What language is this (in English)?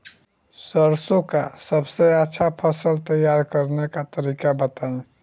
Bhojpuri